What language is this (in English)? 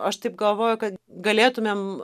Lithuanian